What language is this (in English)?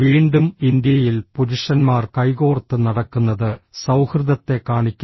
Malayalam